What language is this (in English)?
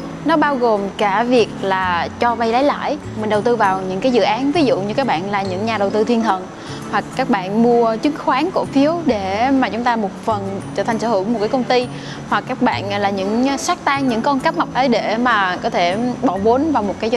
Vietnamese